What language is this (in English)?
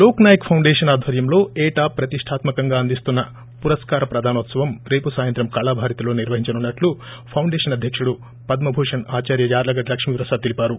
Telugu